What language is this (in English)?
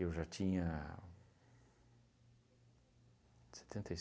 Portuguese